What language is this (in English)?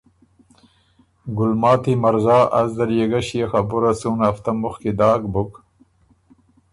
Ormuri